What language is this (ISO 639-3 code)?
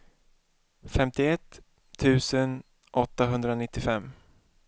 swe